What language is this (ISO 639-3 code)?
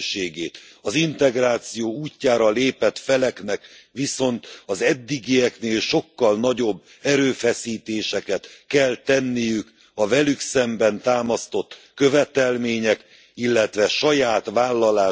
hun